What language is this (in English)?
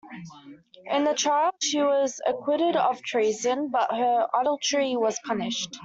English